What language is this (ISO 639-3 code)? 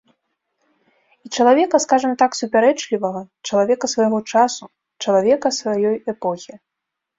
bel